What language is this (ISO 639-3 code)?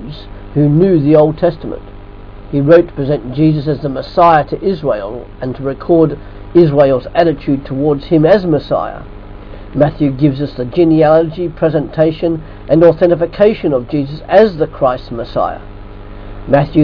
eng